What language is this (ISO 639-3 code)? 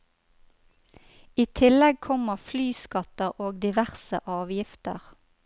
nor